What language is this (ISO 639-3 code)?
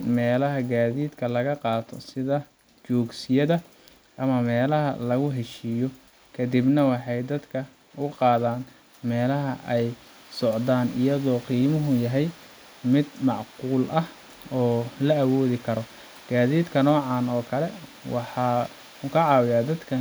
som